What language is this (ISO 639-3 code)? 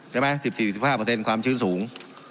tha